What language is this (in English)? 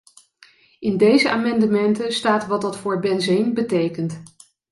Dutch